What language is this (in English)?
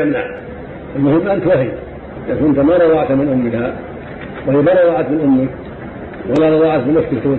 Arabic